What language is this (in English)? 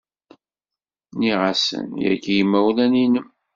Kabyle